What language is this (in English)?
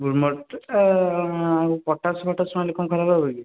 Odia